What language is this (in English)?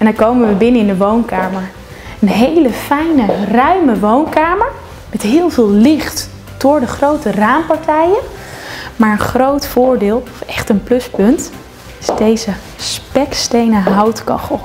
Dutch